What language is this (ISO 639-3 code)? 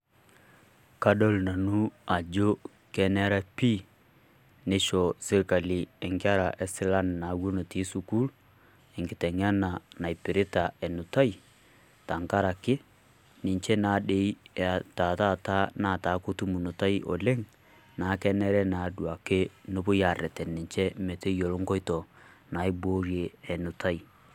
mas